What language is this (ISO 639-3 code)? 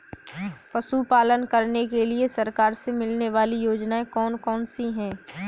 hin